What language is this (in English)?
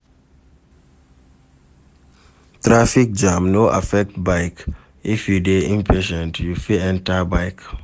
Nigerian Pidgin